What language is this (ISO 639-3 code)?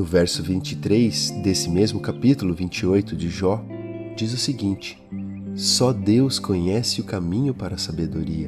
por